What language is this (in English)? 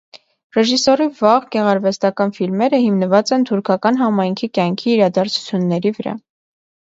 Armenian